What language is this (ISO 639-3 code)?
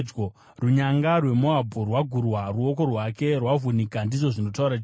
sna